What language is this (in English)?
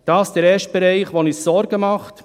Swiss German